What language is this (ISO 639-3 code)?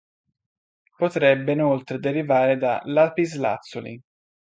ita